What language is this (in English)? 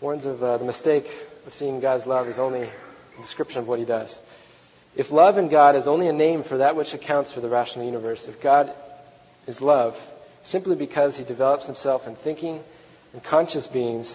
English